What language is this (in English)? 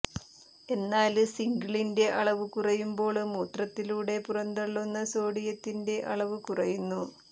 Malayalam